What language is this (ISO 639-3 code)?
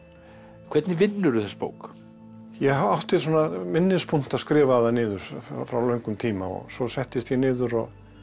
isl